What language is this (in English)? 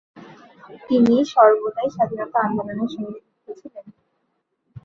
Bangla